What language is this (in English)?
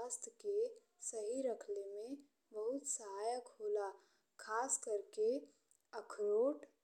Bhojpuri